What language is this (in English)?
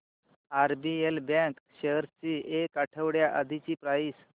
Marathi